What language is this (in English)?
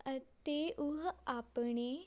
Punjabi